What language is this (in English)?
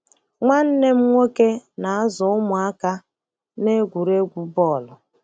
Igbo